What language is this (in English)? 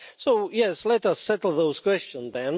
English